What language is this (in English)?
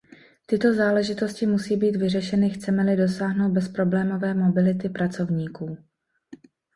Czech